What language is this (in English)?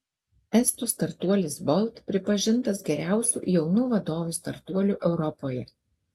Lithuanian